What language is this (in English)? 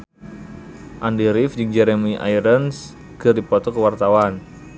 Sundanese